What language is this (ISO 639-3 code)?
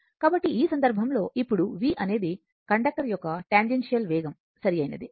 tel